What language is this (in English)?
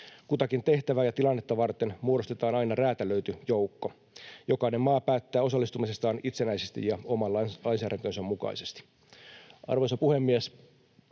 Finnish